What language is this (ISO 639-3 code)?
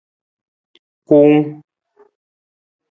nmz